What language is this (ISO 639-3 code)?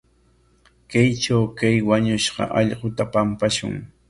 qwa